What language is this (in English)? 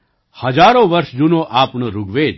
Gujarati